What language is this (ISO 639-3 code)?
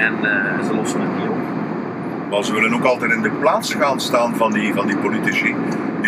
nld